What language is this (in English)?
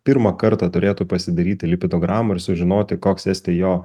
Lithuanian